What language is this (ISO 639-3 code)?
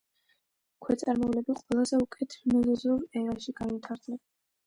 kat